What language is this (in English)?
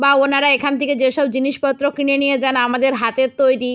Bangla